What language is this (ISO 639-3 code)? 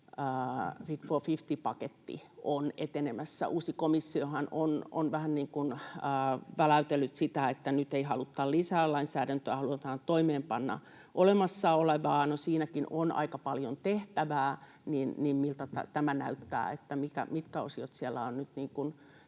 fin